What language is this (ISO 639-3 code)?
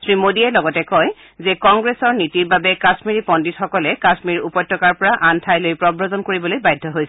asm